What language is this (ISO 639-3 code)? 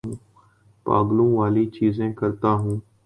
urd